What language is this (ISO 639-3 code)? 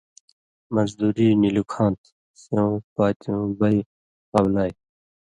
mvy